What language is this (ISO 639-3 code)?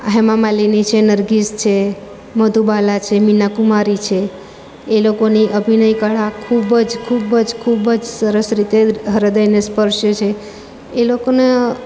guj